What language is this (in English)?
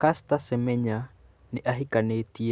Kikuyu